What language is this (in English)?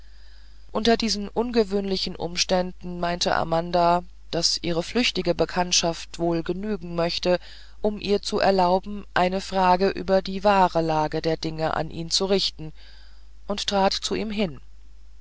German